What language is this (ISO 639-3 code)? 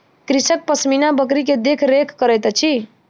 mai